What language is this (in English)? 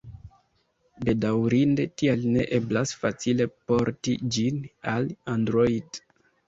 Esperanto